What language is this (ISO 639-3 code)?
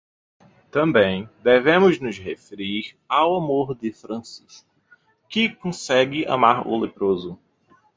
por